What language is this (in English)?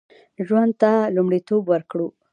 Pashto